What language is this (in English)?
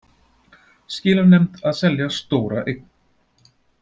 Icelandic